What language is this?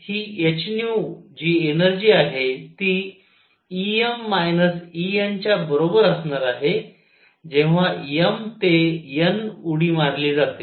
Marathi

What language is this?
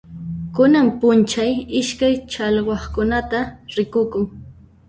Puno Quechua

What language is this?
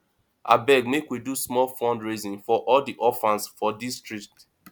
Nigerian Pidgin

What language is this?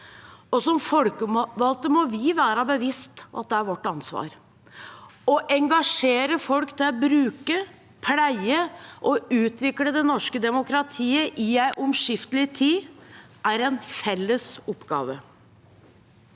Norwegian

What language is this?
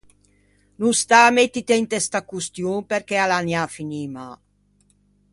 Ligurian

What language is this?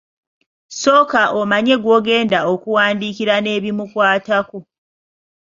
Ganda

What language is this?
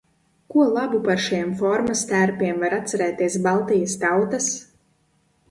Latvian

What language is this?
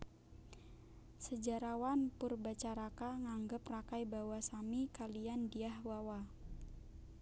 Javanese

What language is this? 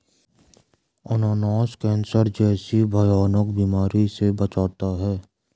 Hindi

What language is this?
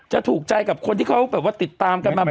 Thai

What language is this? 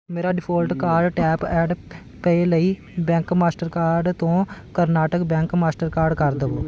Punjabi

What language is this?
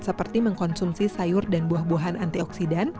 Indonesian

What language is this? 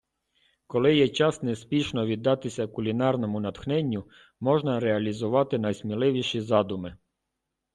Ukrainian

